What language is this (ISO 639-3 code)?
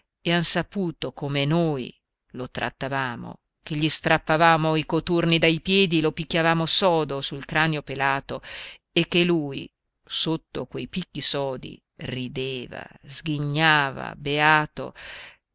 ita